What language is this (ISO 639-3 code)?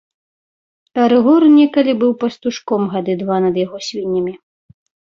bel